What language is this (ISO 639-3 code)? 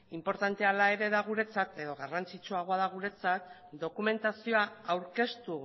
eus